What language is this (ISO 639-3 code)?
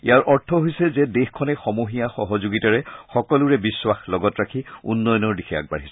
asm